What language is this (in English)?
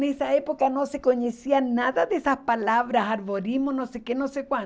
Portuguese